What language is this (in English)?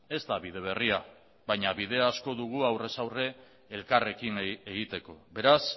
Basque